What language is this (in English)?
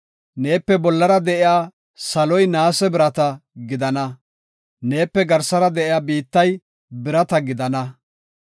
Gofa